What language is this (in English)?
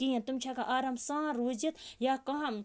Kashmiri